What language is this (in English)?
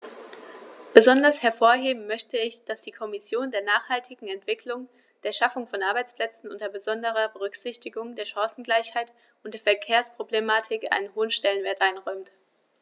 German